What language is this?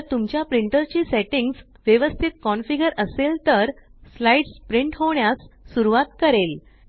Marathi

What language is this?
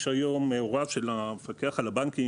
Hebrew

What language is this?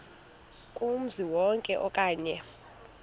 Xhosa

